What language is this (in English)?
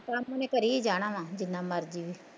Punjabi